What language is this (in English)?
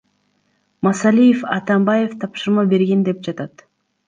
Kyrgyz